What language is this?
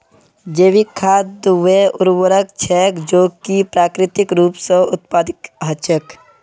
Magahi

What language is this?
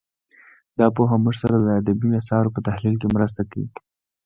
Pashto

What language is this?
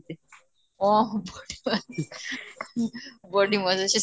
Odia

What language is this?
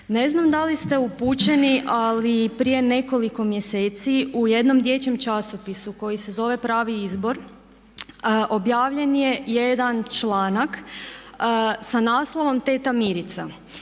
Croatian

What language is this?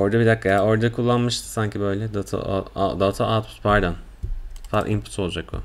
Turkish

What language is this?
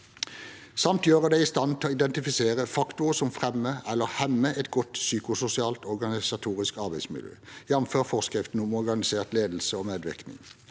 Norwegian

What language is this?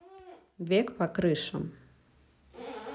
Russian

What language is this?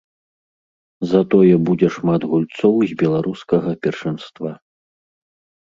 Belarusian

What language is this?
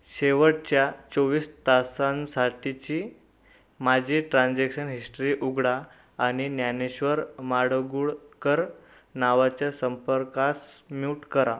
Marathi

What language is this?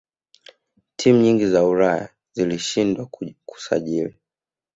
Swahili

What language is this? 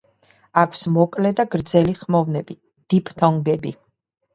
Georgian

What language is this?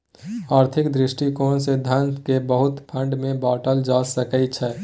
Maithili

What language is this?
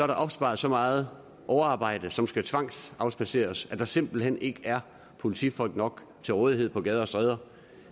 Danish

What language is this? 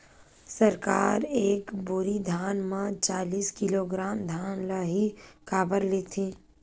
Chhattisgarhi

